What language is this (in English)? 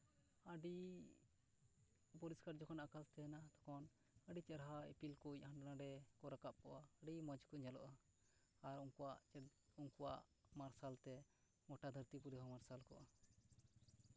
Santali